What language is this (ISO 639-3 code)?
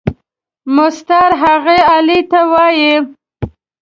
pus